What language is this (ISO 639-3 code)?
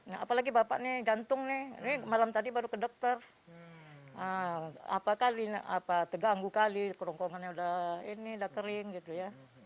ind